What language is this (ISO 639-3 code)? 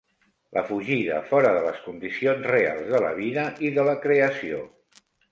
cat